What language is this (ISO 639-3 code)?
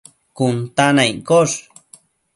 mcf